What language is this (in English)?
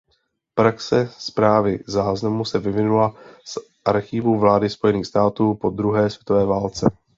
Czech